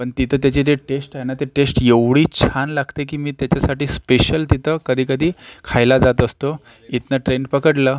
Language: Marathi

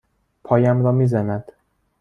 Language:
Persian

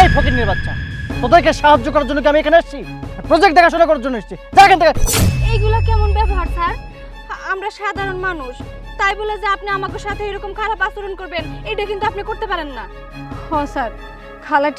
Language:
Bangla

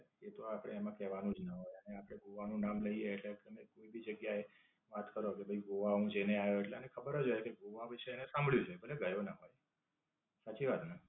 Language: Gujarati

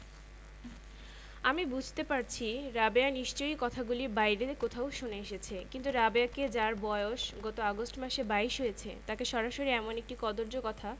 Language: Bangla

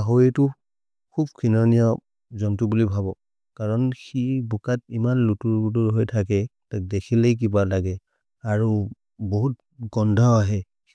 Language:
Maria (India)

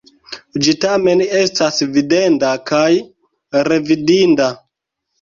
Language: Esperanto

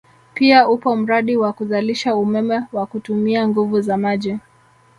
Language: Swahili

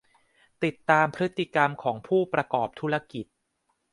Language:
Thai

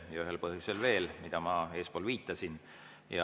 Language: Estonian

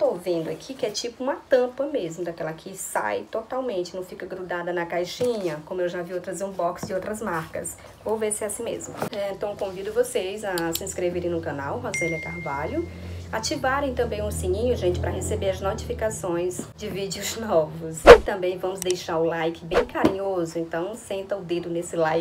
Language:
Portuguese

